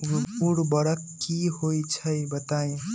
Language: Magahi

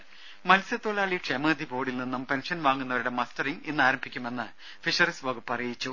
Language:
Malayalam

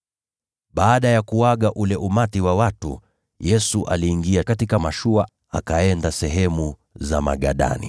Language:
Swahili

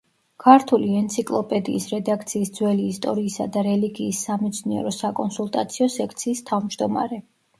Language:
Georgian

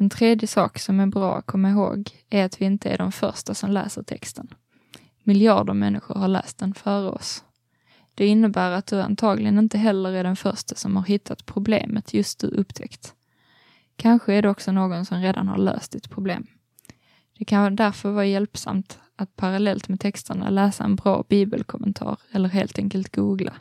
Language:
Swedish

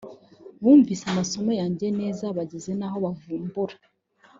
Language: Kinyarwanda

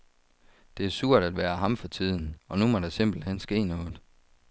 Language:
Danish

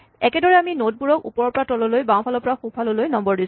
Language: Assamese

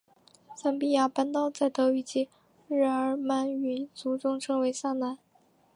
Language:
Chinese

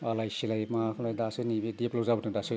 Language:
Bodo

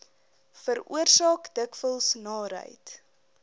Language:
Afrikaans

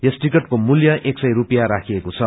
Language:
Nepali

